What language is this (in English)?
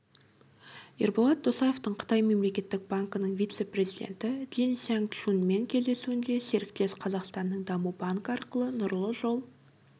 Kazakh